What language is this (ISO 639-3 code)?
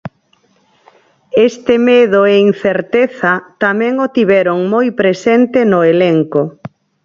glg